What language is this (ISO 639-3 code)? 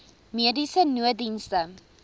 afr